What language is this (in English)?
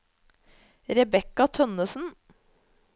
Norwegian